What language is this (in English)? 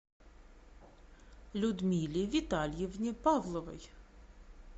Russian